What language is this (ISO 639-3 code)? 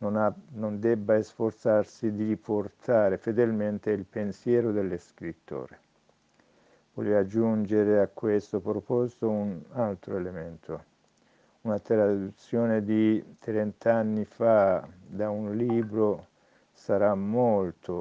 ita